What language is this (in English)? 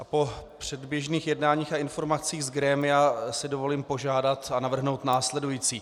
Czech